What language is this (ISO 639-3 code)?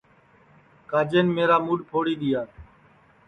ssi